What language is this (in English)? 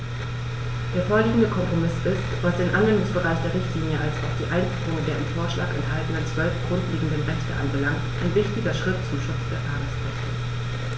German